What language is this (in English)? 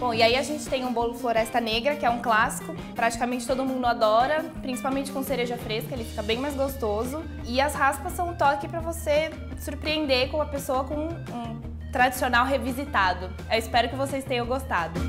Portuguese